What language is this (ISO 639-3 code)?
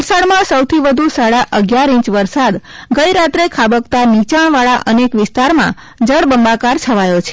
guj